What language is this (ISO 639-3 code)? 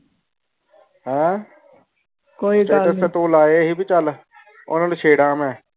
pan